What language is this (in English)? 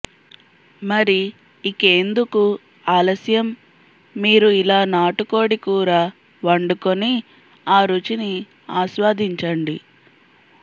Telugu